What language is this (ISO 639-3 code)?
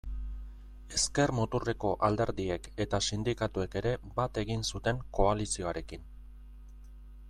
eus